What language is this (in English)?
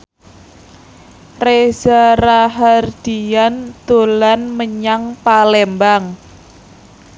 Javanese